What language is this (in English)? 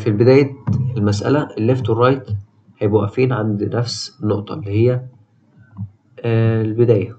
Arabic